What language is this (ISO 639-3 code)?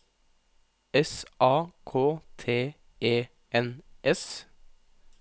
nor